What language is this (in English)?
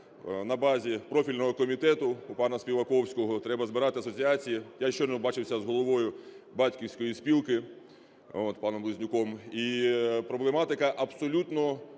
Ukrainian